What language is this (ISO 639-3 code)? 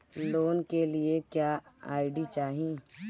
bho